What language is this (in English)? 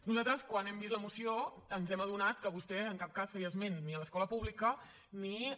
Catalan